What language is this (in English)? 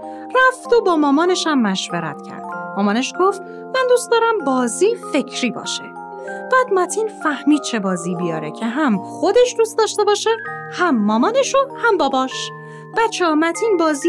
Persian